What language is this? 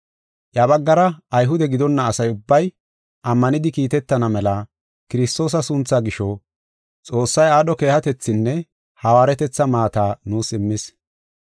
Gofa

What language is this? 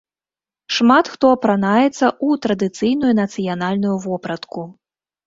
Belarusian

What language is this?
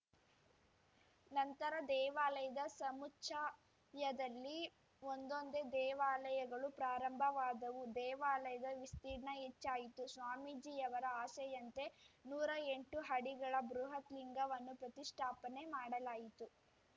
Kannada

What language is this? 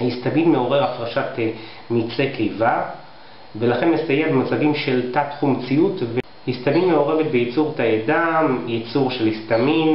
Hebrew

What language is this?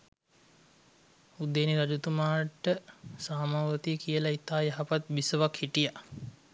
Sinhala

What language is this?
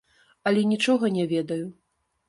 Belarusian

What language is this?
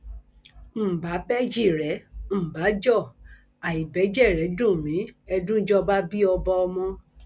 Yoruba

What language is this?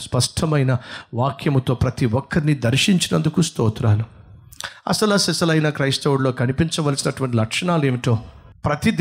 Telugu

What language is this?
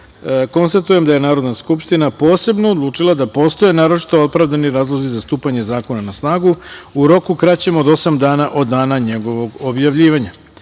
Serbian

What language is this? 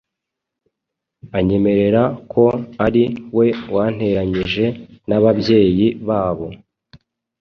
Kinyarwanda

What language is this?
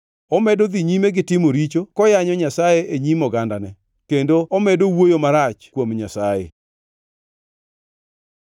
Luo (Kenya and Tanzania)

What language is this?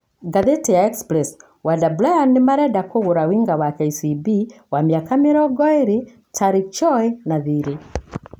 Kikuyu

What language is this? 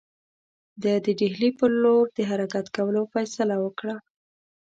Pashto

